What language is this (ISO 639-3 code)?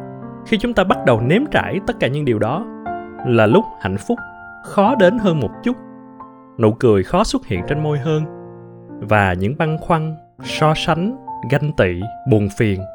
vie